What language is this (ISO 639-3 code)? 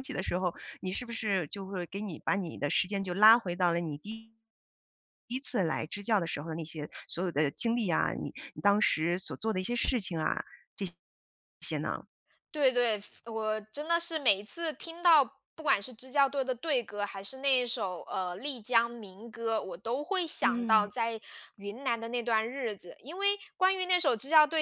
zho